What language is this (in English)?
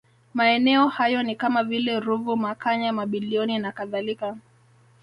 Swahili